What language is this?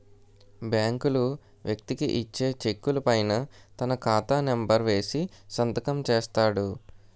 Telugu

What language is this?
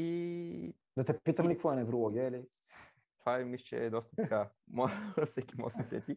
Bulgarian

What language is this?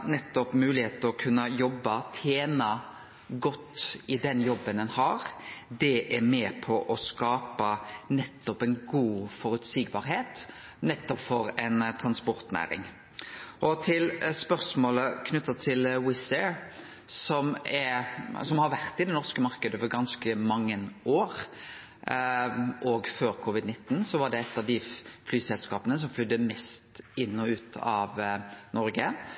Norwegian Nynorsk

